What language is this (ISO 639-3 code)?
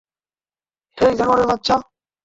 ben